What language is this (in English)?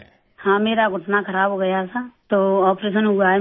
Urdu